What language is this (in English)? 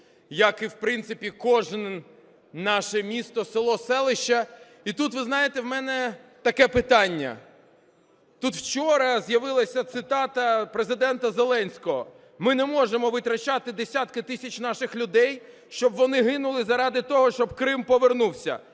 Ukrainian